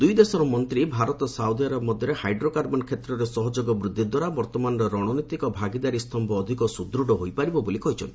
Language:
Odia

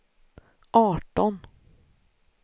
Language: Swedish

